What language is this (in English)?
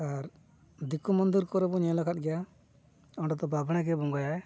Santali